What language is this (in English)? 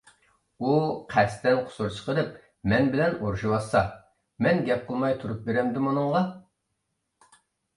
Uyghur